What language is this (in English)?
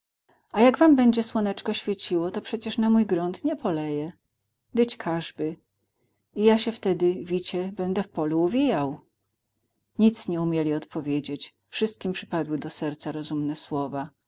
Polish